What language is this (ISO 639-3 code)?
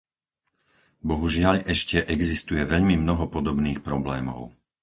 slk